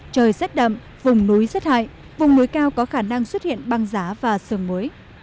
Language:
Vietnamese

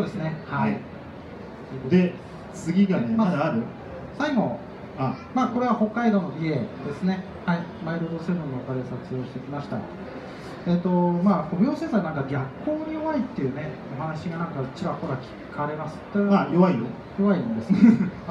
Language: Japanese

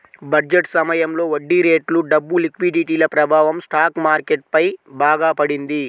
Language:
Telugu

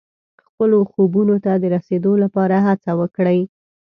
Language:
Pashto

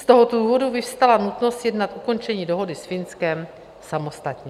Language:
Czech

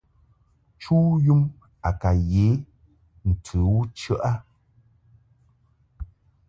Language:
Mungaka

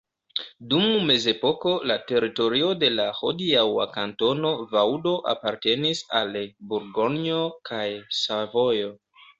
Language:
Esperanto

